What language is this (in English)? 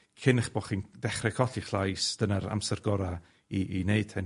Welsh